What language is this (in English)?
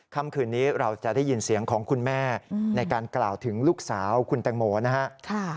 Thai